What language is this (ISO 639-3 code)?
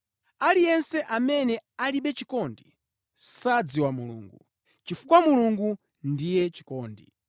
nya